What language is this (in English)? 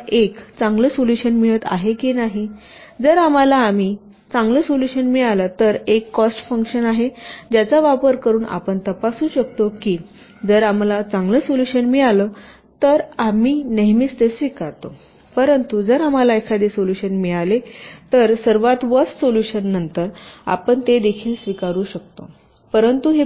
Marathi